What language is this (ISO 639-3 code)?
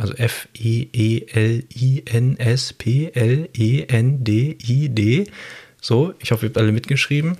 deu